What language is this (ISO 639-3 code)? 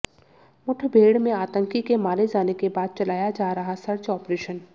hin